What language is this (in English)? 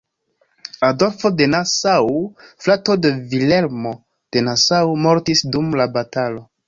Esperanto